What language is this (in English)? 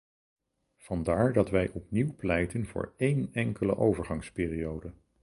Dutch